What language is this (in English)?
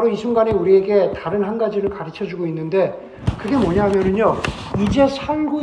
Korean